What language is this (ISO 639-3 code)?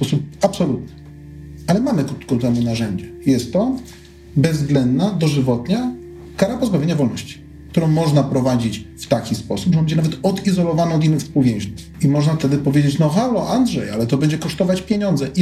pol